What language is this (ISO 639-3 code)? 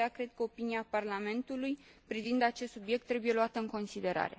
ron